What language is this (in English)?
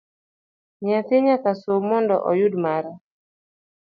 Luo (Kenya and Tanzania)